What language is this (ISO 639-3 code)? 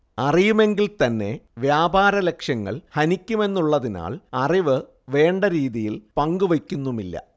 mal